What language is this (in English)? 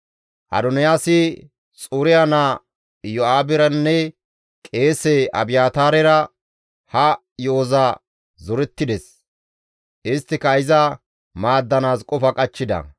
Gamo